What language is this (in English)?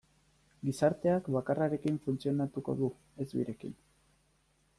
Basque